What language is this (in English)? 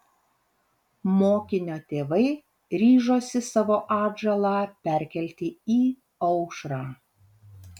Lithuanian